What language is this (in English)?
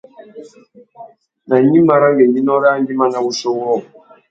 Tuki